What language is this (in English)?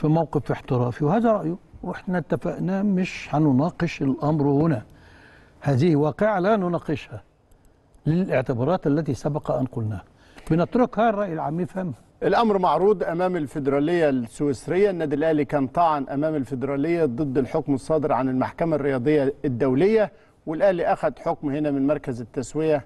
Arabic